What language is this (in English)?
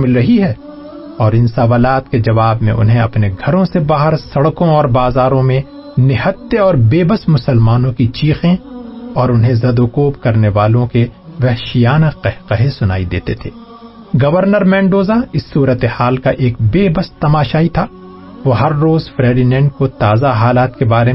Urdu